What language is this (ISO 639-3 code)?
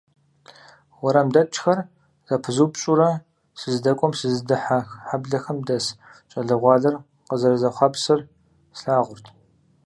kbd